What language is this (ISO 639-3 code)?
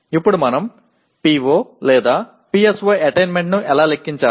tel